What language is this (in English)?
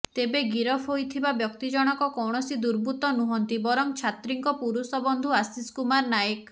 Odia